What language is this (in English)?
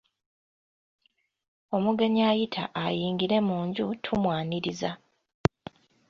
Ganda